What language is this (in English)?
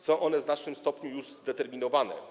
Polish